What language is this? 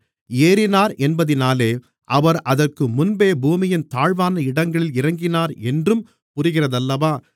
Tamil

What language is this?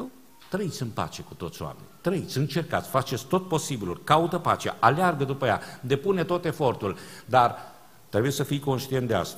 Romanian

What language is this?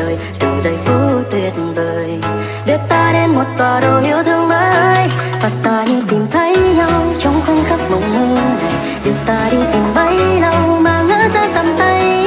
Vietnamese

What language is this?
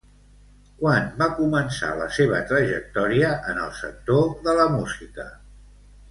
Catalan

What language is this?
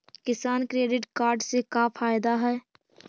Magahi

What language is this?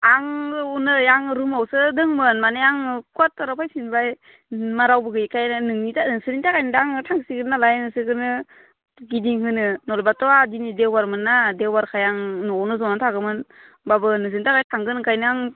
Bodo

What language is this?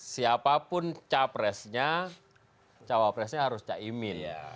Indonesian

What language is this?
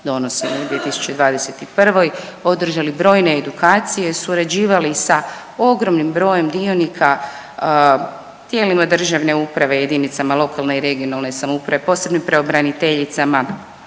Croatian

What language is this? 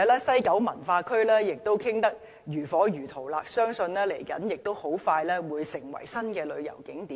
Cantonese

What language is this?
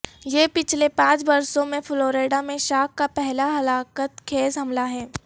Urdu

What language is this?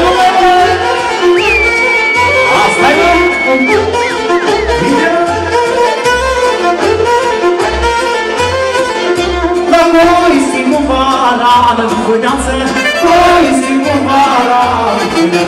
Romanian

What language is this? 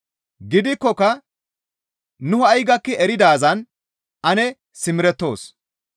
Gamo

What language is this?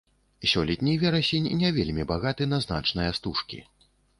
Belarusian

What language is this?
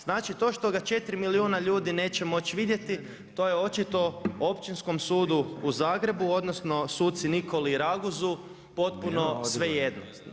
Croatian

